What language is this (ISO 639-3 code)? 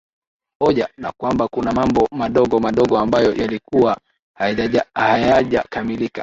swa